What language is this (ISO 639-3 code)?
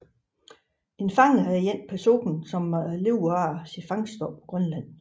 dan